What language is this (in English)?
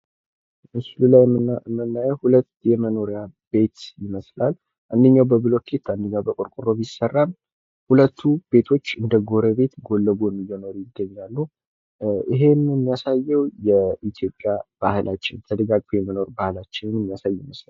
Amharic